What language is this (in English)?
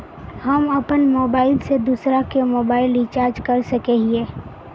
Magahi